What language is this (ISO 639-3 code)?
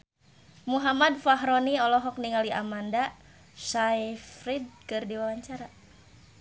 sun